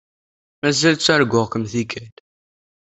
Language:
Kabyle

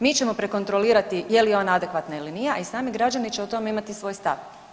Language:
Croatian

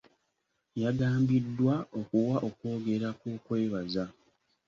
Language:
Ganda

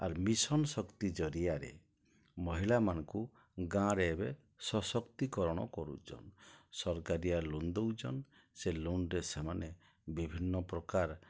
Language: Odia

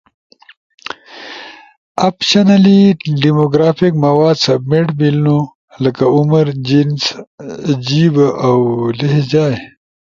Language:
Ushojo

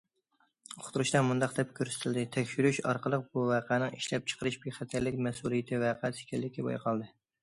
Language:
Uyghur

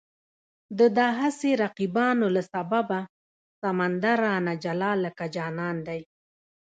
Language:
Pashto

